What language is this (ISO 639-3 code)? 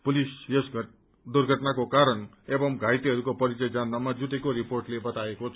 nep